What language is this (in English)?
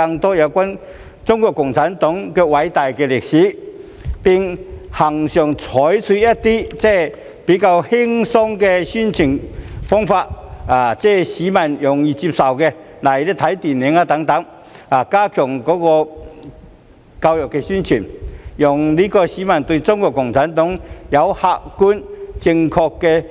Cantonese